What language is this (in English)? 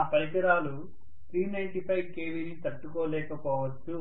Telugu